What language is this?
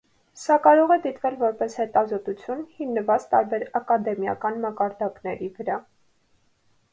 Armenian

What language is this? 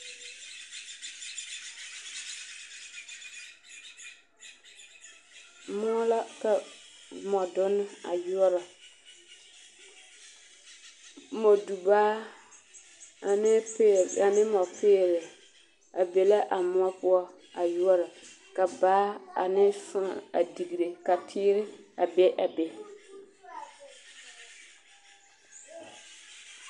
Southern Dagaare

